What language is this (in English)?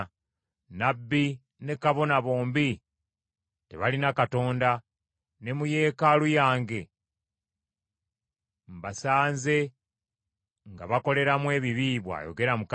Ganda